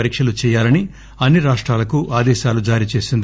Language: Telugu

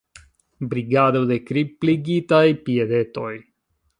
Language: Esperanto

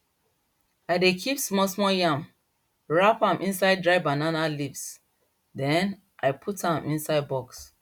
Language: Nigerian Pidgin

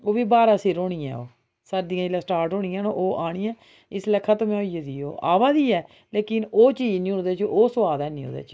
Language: Dogri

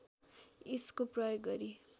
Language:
Nepali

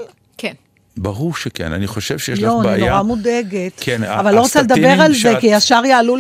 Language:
Hebrew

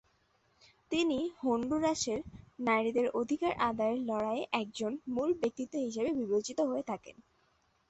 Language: Bangla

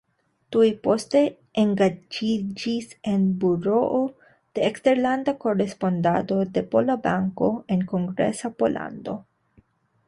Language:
Esperanto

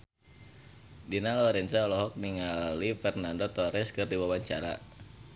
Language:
Sundanese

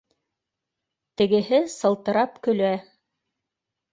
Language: Bashkir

